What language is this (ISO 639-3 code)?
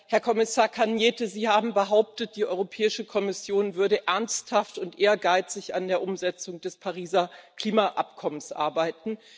deu